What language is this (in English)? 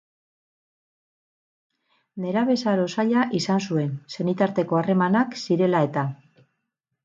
Basque